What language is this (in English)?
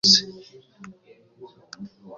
Kinyarwanda